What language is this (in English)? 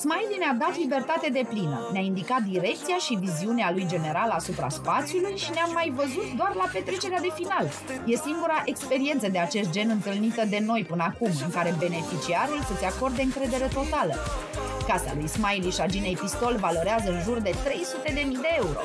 Romanian